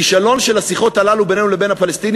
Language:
Hebrew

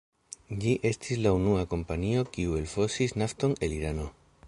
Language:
Esperanto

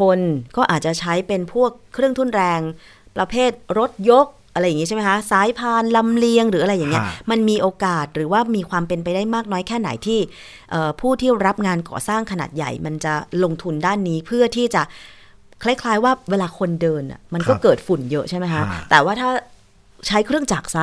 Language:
Thai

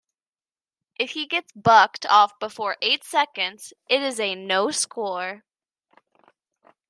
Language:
English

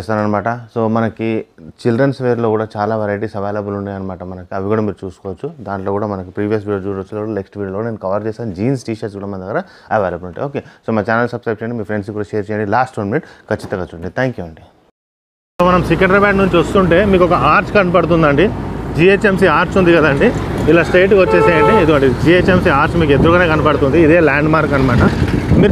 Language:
Telugu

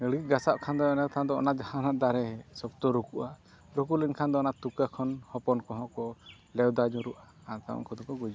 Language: Santali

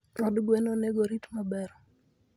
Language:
Luo (Kenya and Tanzania)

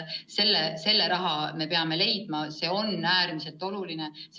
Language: Estonian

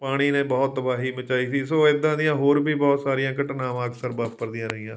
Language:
Punjabi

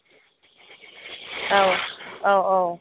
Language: Bodo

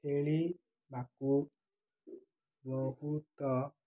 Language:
Odia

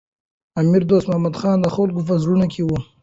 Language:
Pashto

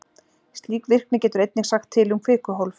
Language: Icelandic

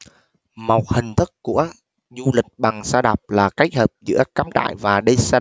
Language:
Vietnamese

